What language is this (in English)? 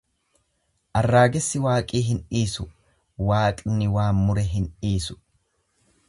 Oromo